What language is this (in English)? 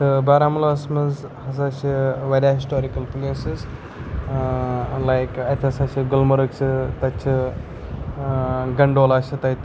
Kashmiri